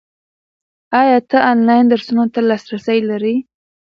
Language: Pashto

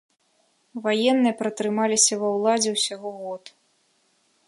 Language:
Belarusian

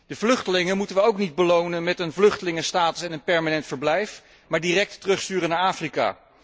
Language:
Dutch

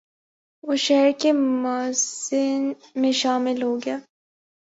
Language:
Urdu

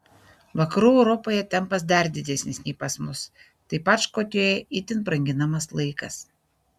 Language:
Lithuanian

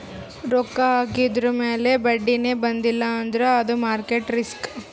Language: Kannada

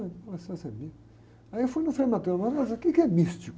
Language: Portuguese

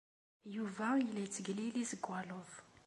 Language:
Kabyle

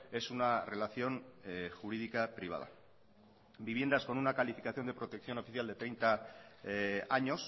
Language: Spanish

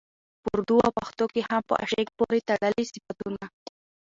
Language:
Pashto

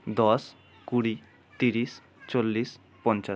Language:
Bangla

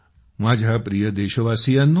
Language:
Marathi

